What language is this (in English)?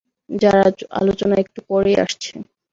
Bangla